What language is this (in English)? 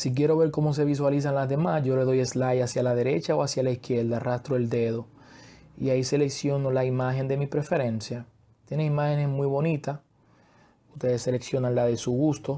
Spanish